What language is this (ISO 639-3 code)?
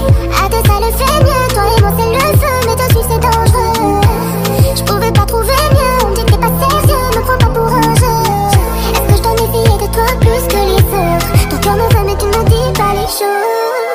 ara